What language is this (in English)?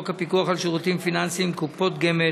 Hebrew